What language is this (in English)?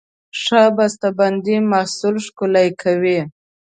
Pashto